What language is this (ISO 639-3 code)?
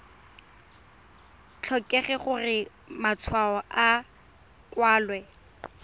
tsn